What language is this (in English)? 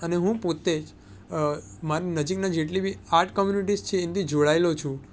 Gujarati